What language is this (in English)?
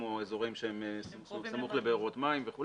Hebrew